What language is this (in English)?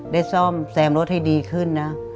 Thai